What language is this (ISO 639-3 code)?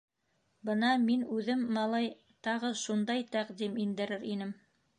bak